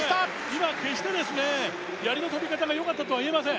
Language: Japanese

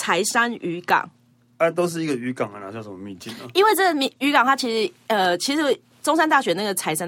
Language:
Chinese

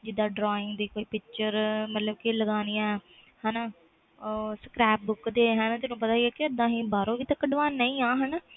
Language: Punjabi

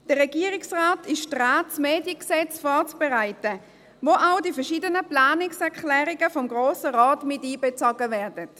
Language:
Swiss German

